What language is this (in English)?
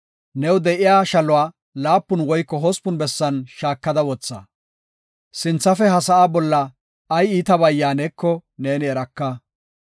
Gofa